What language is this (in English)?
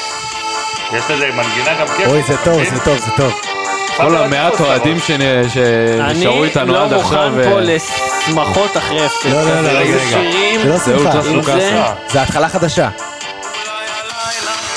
Hebrew